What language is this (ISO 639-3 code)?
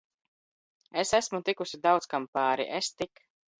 lav